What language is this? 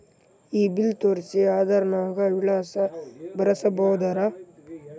Kannada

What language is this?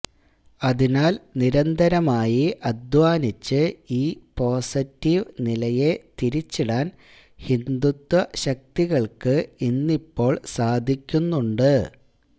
Malayalam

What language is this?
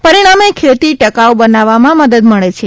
Gujarati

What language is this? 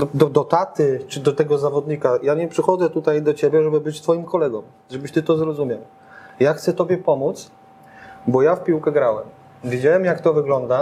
Polish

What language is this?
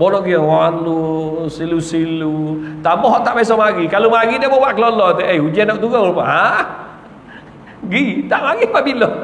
Malay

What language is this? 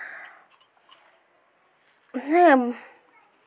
Santali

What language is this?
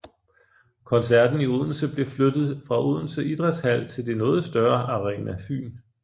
Danish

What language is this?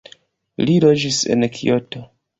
Esperanto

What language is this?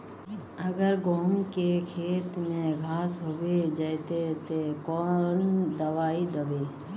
Magahi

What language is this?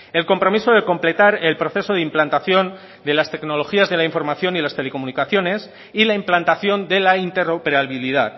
Spanish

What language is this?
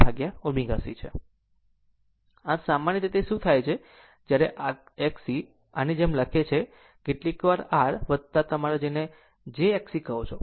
Gujarati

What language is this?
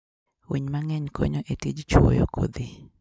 Luo (Kenya and Tanzania)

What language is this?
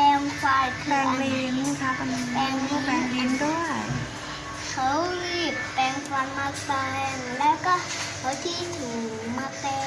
Thai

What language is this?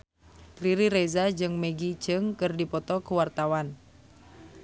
Sundanese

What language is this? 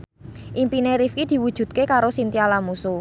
Javanese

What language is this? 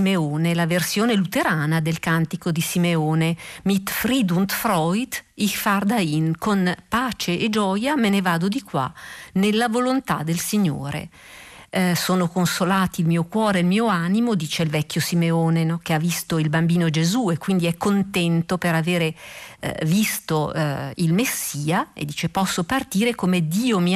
Italian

